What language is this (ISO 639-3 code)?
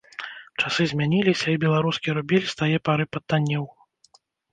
bel